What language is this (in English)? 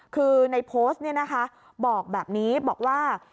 Thai